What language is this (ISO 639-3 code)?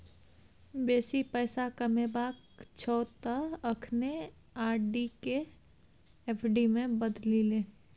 mai